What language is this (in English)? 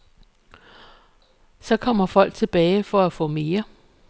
Danish